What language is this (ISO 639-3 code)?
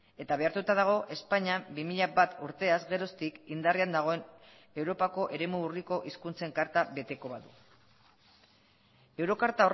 eus